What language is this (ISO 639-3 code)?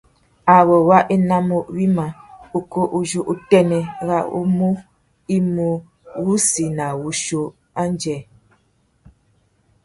bag